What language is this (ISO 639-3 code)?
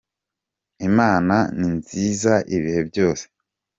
kin